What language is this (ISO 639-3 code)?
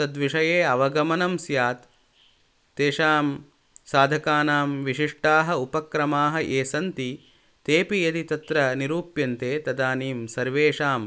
san